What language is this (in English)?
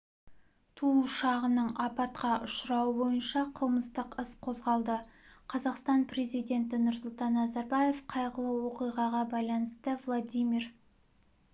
Kazakh